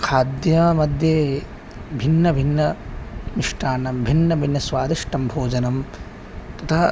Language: Sanskrit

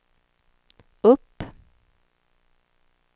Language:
Swedish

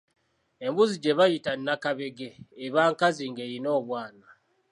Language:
Ganda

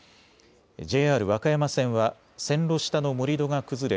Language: Japanese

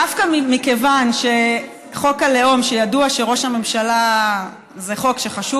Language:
Hebrew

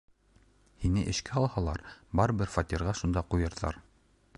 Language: Bashkir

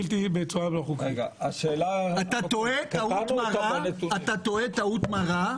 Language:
Hebrew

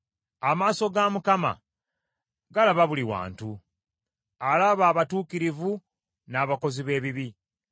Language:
Ganda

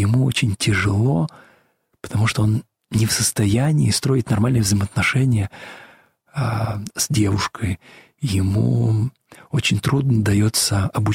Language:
Russian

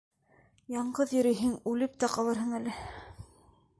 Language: Bashkir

